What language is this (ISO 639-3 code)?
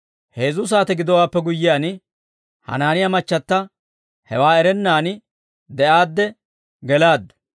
dwr